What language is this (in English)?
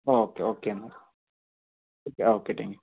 Malayalam